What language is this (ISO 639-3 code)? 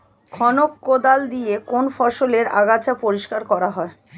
ben